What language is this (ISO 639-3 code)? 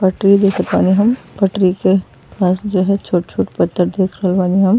bho